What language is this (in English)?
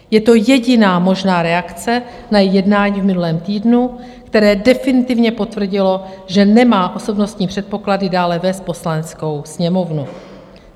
Czech